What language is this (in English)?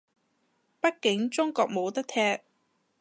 Cantonese